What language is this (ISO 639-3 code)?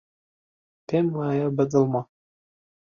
ckb